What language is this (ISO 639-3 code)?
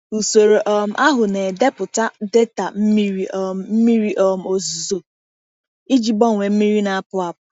ibo